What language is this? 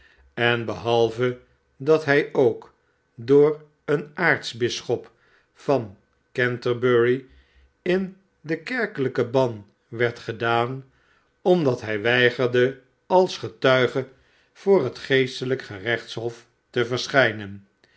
Dutch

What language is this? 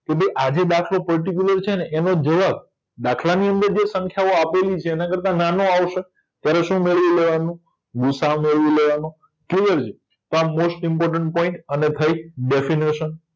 Gujarati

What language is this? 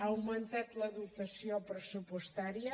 Catalan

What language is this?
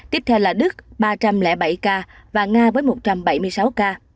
Vietnamese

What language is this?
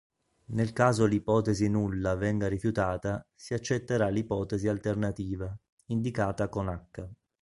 Italian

